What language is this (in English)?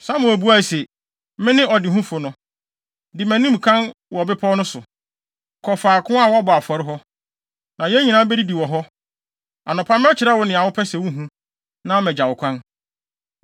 Akan